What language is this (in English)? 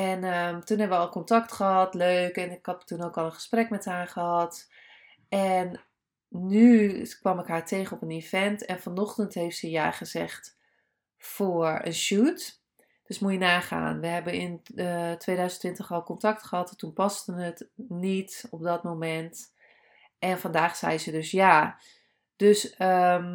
Dutch